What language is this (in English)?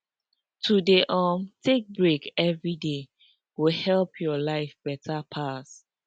Nigerian Pidgin